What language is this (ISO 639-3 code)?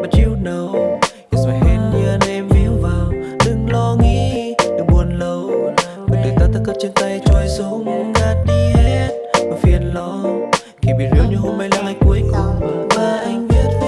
vie